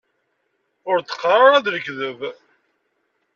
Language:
Kabyle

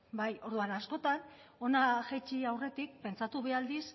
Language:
Basque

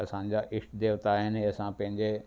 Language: Sindhi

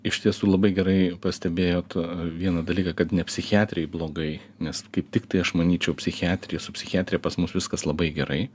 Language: Lithuanian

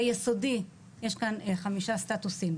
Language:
Hebrew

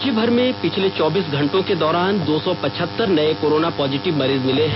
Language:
Hindi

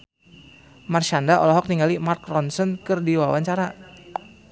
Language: Sundanese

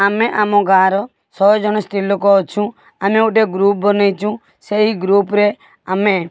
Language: Odia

